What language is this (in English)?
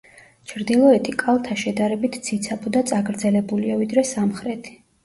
Georgian